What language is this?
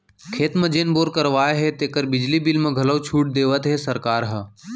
Chhattisgarhi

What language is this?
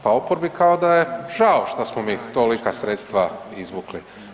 Croatian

